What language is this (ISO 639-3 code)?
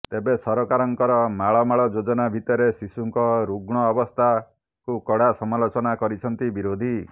ori